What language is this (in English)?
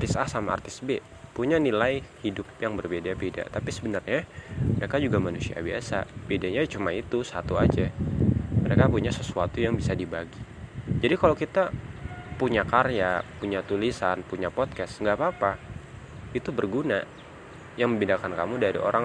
Indonesian